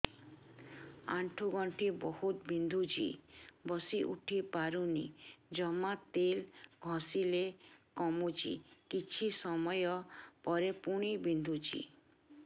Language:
Odia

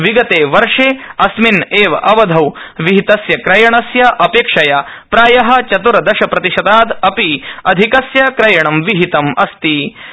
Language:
Sanskrit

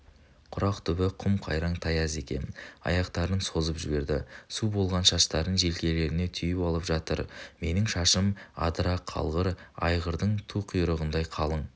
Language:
Kazakh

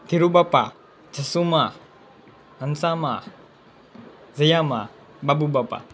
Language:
Gujarati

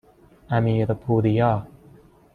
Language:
Persian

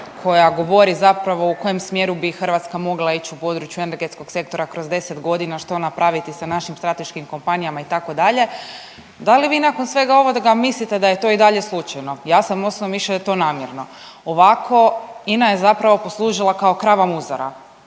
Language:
Croatian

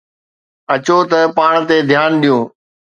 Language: Sindhi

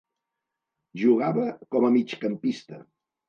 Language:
Catalan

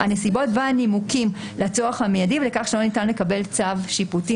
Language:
Hebrew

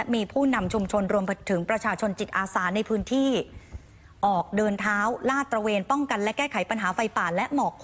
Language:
Thai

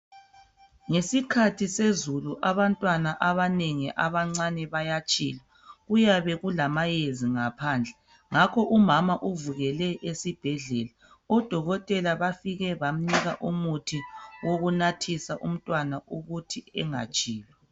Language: North Ndebele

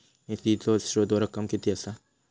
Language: Marathi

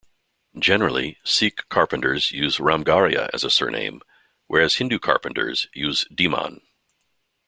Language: English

